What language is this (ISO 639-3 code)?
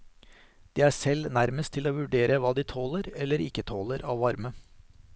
nor